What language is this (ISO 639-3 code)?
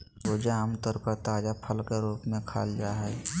mag